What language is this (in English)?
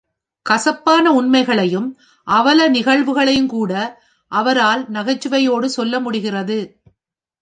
Tamil